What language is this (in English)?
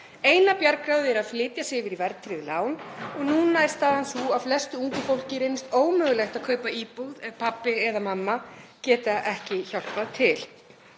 Icelandic